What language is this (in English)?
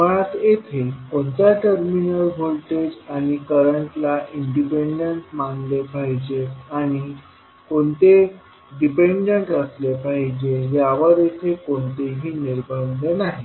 Marathi